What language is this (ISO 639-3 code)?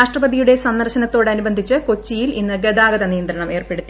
mal